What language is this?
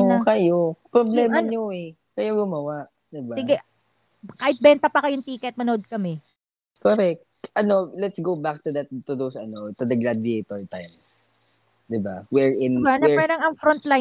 Filipino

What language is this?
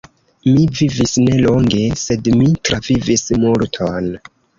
Esperanto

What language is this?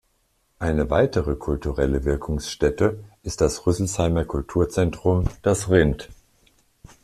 German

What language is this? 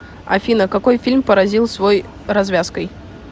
Russian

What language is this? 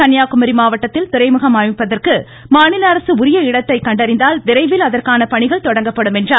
Tamil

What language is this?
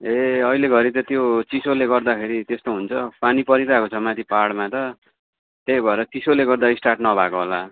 Nepali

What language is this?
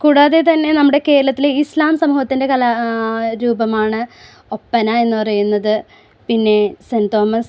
Malayalam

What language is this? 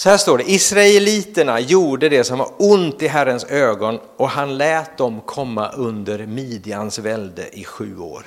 Swedish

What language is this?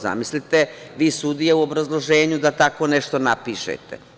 Serbian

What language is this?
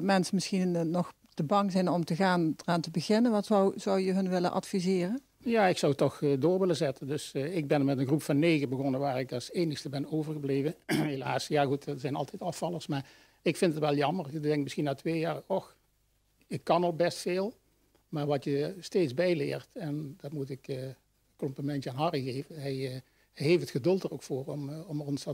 Dutch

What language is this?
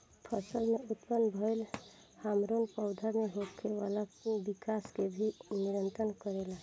Bhojpuri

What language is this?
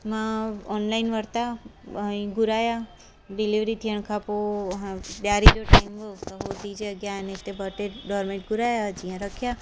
Sindhi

